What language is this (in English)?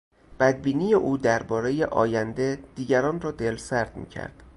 Persian